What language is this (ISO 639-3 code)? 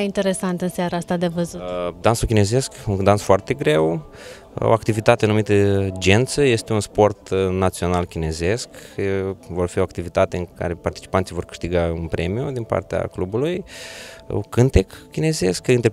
ron